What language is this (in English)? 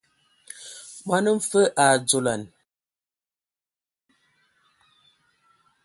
Ewondo